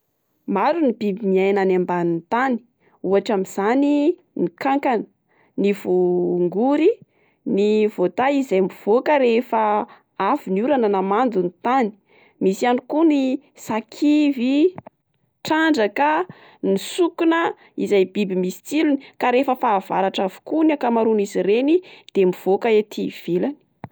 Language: Malagasy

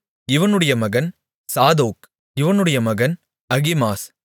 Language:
Tamil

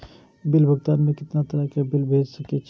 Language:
Maithili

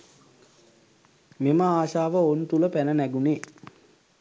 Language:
Sinhala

